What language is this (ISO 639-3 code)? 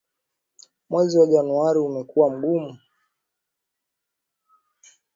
swa